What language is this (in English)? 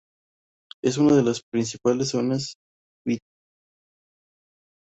Spanish